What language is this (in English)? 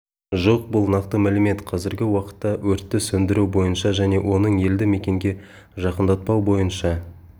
Kazakh